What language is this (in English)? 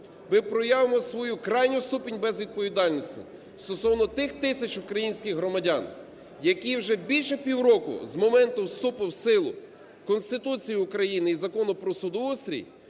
Ukrainian